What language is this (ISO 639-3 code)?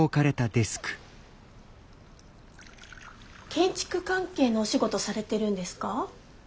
jpn